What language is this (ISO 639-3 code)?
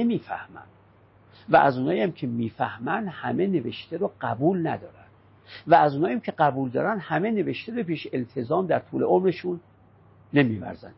fas